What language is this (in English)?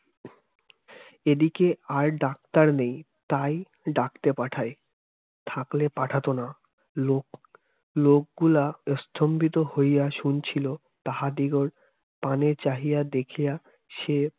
Bangla